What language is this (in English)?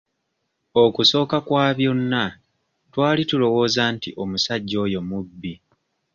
Ganda